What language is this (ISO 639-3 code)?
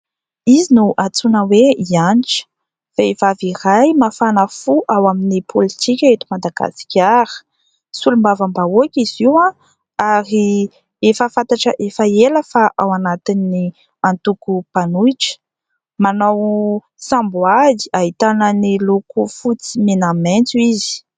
mlg